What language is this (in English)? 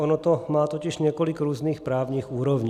Czech